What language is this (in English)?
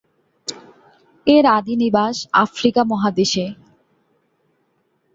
Bangla